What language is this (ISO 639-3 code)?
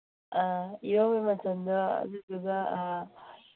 mni